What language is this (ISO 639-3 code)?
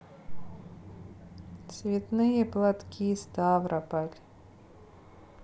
rus